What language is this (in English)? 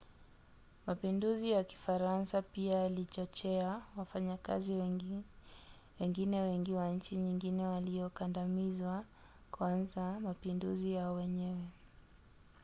Swahili